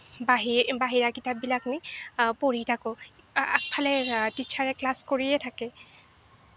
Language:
Assamese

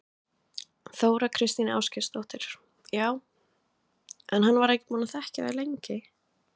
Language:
Icelandic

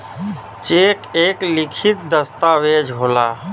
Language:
Bhojpuri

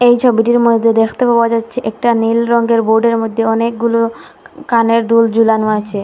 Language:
Bangla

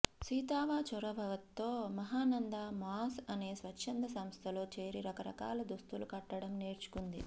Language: Telugu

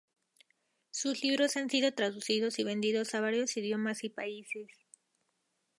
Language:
Spanish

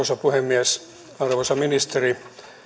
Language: Finnish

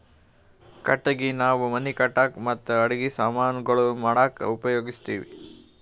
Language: Kannada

